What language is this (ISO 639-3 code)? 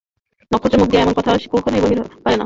ben